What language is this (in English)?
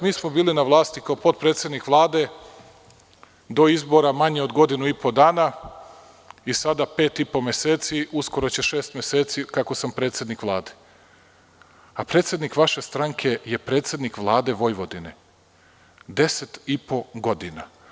Serbian